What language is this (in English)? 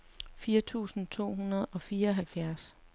Danish